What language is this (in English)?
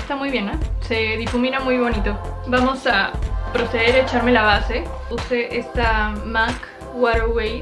Spanish